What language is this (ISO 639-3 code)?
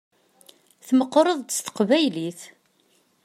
kab